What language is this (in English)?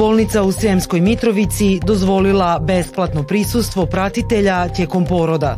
Croatian